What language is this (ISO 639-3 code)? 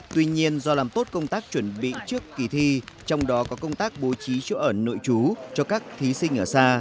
vie